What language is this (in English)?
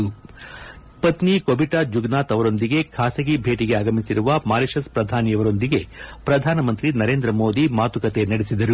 Kannada